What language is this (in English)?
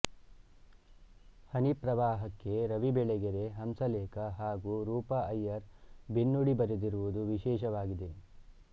Kannada